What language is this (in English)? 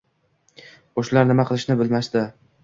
Uzbek